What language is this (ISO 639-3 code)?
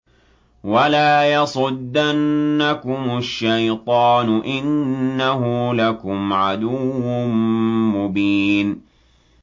ara